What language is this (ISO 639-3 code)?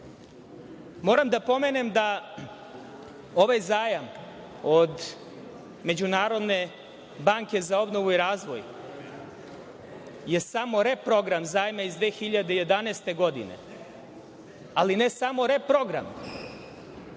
srp